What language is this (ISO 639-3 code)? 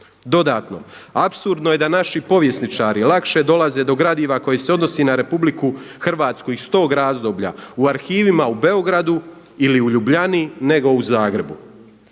hrv